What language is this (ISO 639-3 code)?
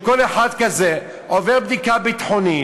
heb